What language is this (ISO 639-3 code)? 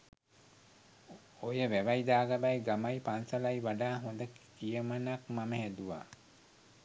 sin